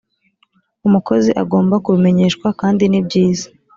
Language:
Kinyarwanda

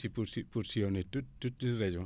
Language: Wolof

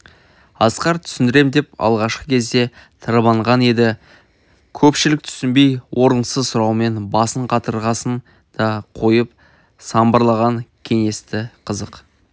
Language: Kazakh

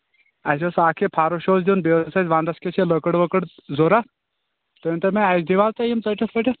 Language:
Kashmiri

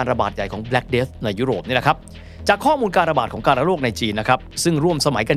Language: Thai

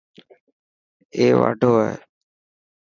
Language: Dhatki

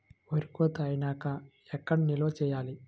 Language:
Telugu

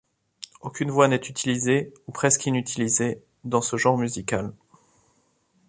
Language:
French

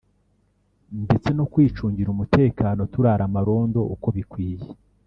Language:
Kinyarwanda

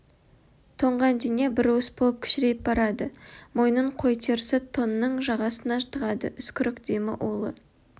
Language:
Kazakh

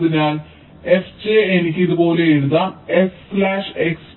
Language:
Malayalam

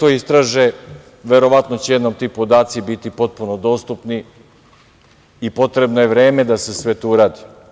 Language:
Serbian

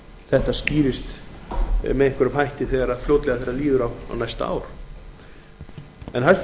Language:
Icelandic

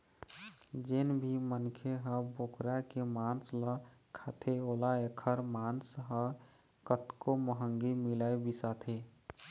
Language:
Chhattisgarhi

